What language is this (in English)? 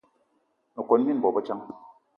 Eton (Cameroon)